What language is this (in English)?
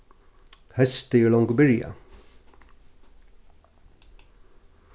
Faroese